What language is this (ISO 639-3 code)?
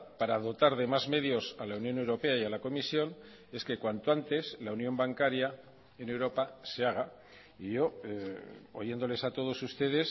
spa